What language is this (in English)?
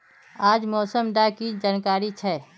Magahi